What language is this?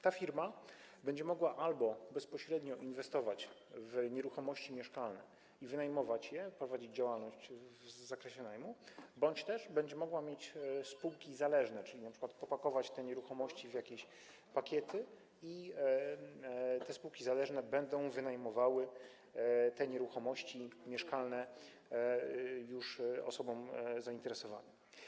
Polish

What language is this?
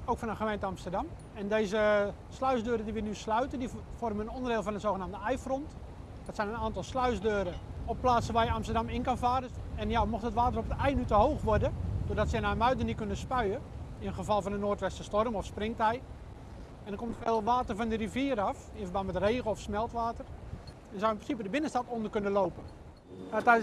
Dutch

